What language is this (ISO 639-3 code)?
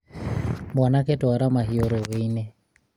kik